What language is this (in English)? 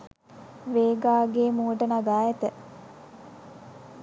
Sinhala